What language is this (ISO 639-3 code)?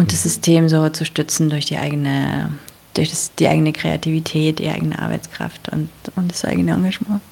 deu